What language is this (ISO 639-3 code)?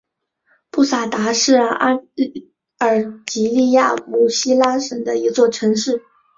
zho